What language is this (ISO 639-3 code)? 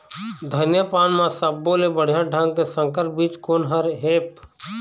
hne